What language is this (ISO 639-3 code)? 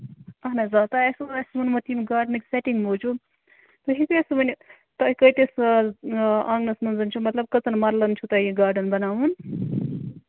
kas